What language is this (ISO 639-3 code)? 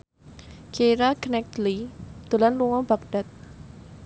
jav